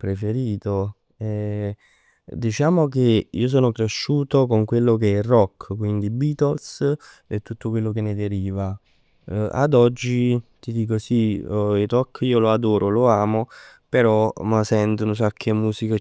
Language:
Neapolitan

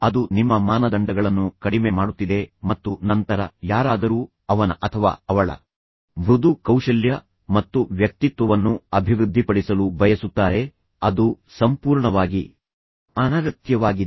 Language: Kannada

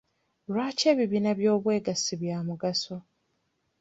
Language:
Ganda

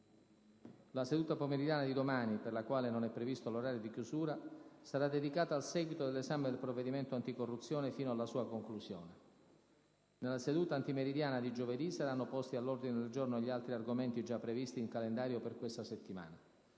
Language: Italian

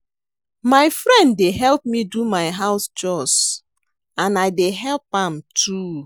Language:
Nigerian Pidgin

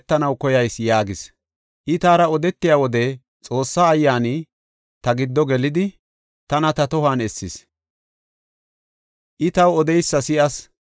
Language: Gofa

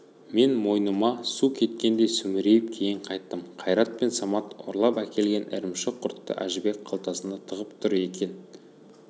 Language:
Kazakh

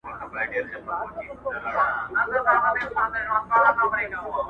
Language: Pashto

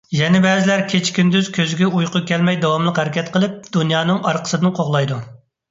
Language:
Uyghur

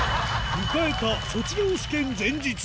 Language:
Japanese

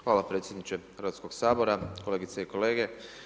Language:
Croatian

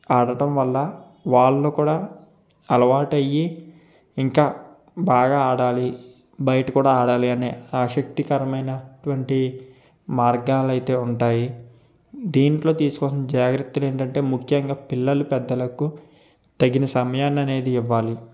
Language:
Telugu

